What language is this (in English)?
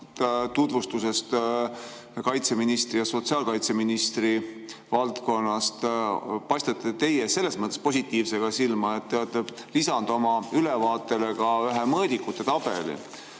Estonian